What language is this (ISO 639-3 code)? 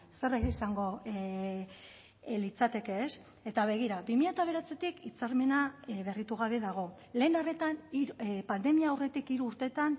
eus